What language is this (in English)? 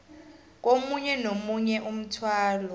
South Ndebele